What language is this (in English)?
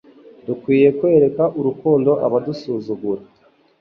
Kinyarwanda